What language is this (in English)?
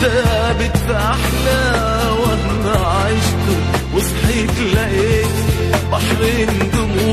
Arabic